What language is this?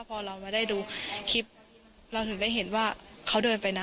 Thai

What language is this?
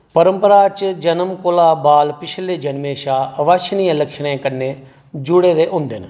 Dogri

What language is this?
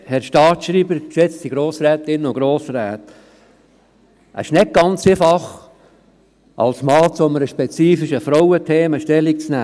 Swiss German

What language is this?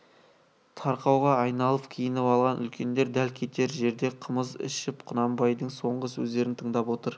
Kazakh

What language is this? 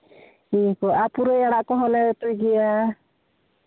Santali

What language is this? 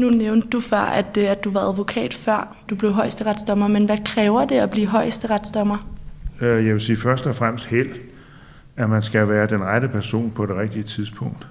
Danish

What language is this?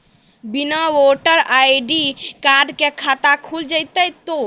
Maithili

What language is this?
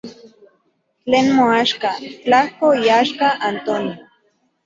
Central Puebla Nahuatl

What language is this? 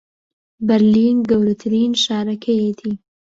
Central Kurdish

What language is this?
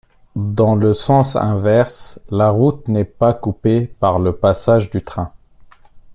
French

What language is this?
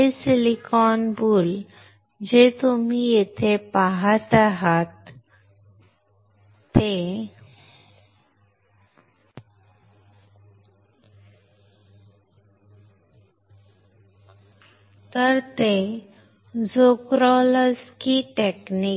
Marathi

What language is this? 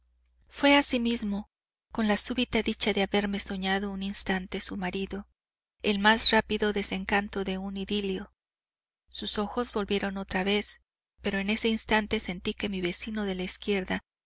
Spanish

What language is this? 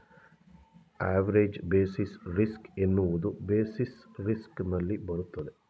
Kannada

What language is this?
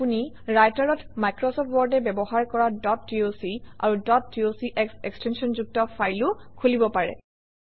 Assamese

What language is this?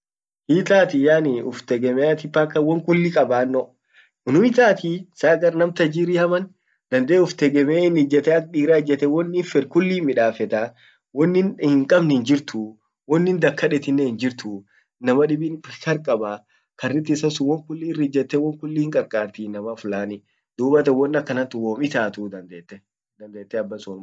Orma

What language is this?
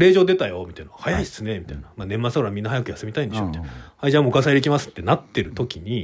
Japanese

